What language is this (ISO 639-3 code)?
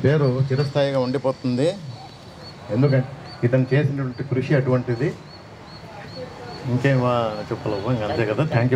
ara